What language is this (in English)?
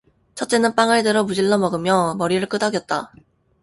Korean